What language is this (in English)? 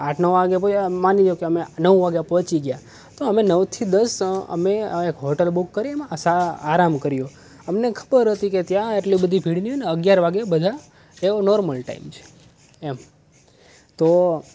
Gujarati